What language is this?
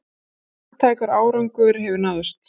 Icelandic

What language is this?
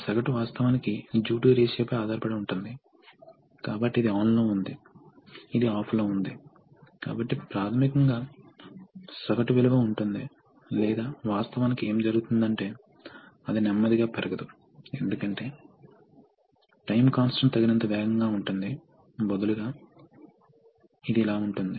Telugu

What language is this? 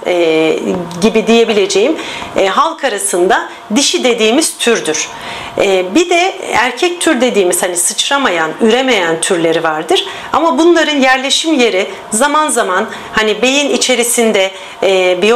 Turkish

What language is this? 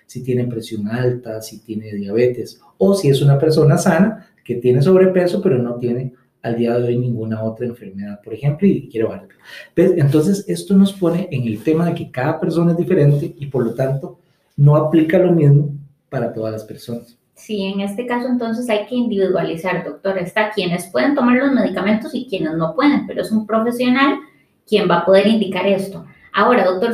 Spanish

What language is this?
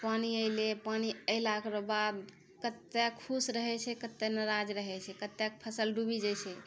Maithili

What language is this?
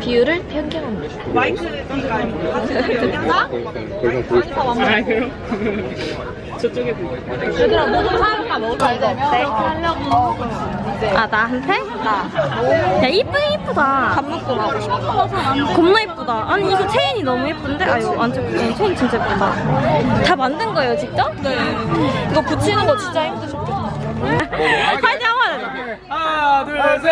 Korean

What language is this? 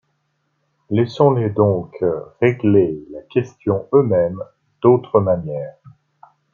French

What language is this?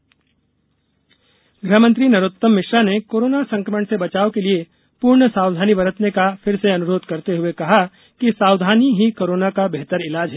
Hindi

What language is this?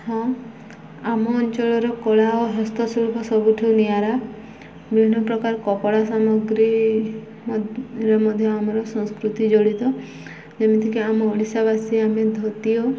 Odia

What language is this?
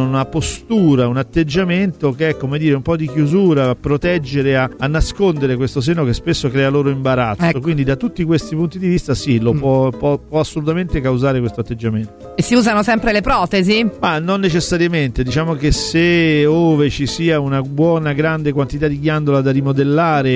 Italian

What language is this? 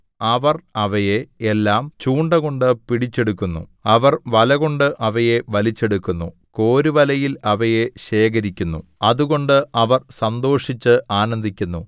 Malayalam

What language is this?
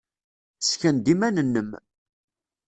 Kabyle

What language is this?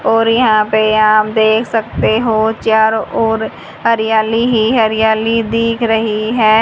Hindi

